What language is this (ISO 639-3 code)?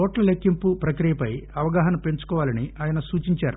tel